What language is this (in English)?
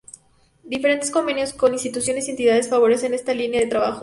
Spanish